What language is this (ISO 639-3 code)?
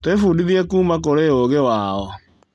kik